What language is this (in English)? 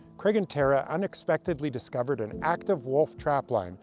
English